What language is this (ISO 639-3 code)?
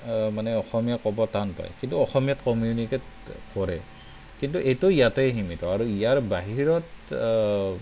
asm